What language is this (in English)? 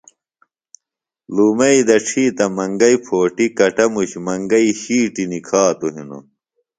Phalura